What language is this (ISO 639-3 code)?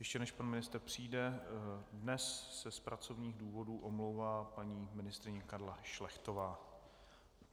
ces